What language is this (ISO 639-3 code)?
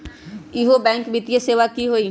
mag